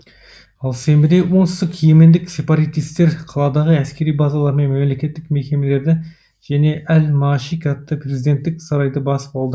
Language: Kazakh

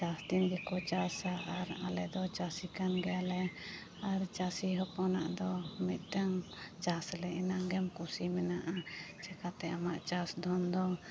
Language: Santali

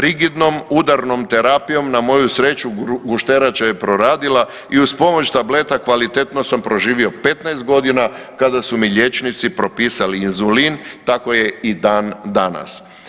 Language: Croatian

